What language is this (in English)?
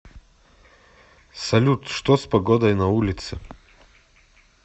Russian